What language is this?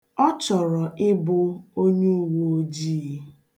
Igbo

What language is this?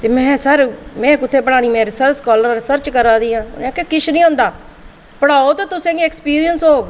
Dogri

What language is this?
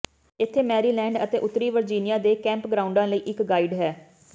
Punjabi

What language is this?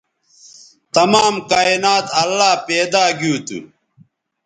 Bateri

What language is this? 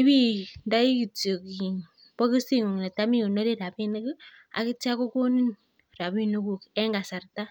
Kalenjin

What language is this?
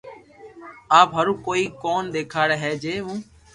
Loarki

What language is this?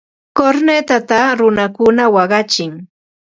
Ambo-Pasco Quechua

